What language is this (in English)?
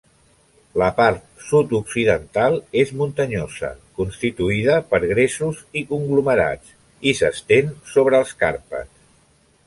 Catalan